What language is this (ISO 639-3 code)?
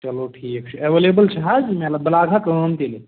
kas